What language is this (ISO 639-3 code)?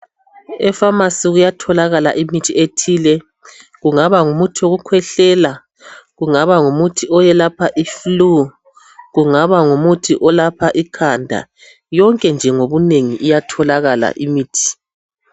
nde